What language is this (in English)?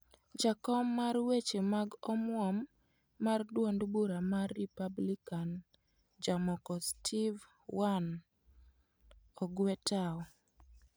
Luo (Kenya and Tanzania)